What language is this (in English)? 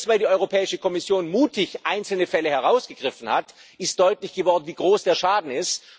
German